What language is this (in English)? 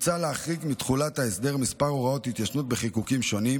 Hebrew